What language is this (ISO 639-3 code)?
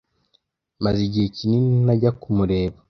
kin